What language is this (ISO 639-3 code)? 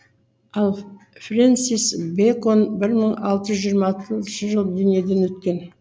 kaz